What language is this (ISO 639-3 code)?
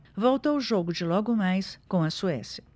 por